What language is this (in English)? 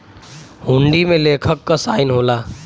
Bhojpuri